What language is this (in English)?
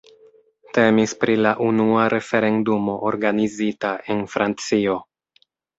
Esperanto